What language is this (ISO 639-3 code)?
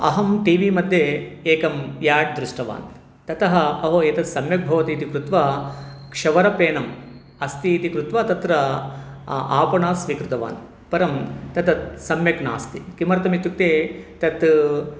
san